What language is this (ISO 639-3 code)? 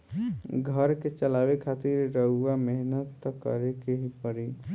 bho